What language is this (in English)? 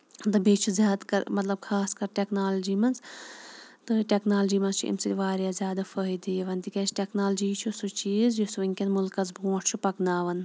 Kashmiri